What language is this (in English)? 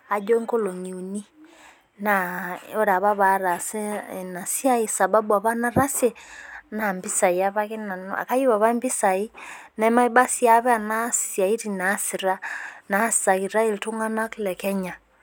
Masai